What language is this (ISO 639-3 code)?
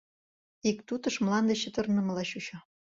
chm